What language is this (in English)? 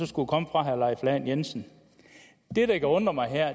Danish